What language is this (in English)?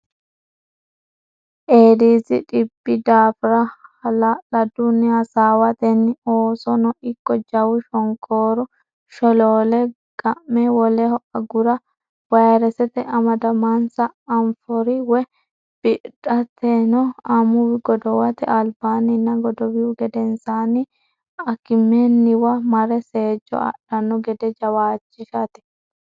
Sidamo